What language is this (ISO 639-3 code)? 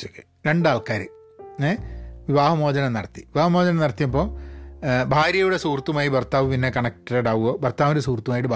mal